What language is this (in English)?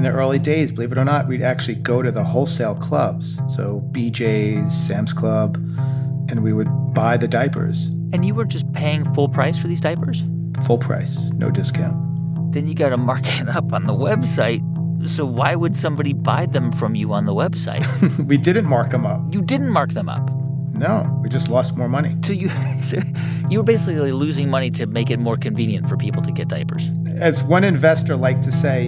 Persian